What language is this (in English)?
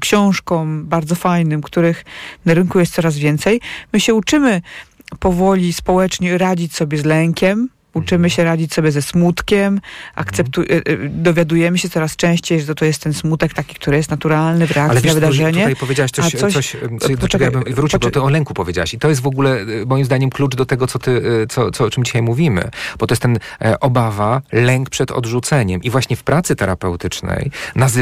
Polish